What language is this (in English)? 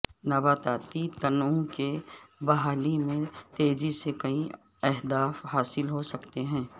Urdu